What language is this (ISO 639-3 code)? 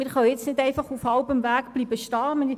gsw